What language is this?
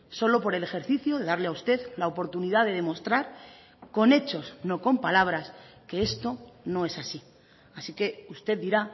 Spanish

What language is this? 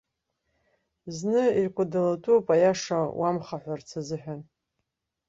Abkhazian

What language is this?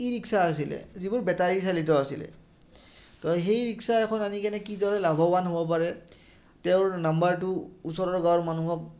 Assamese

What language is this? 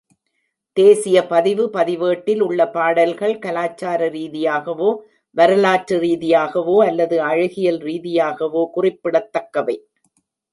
Tamil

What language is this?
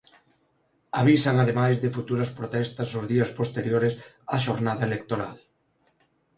Galician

